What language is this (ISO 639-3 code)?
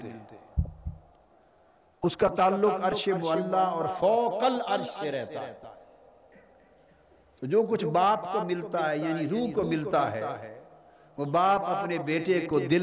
urd